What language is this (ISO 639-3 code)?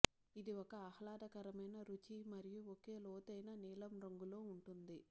tel